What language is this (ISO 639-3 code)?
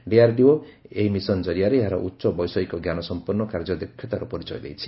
ori